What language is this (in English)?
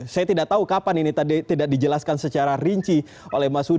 Indonesian